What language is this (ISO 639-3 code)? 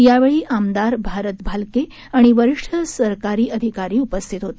mar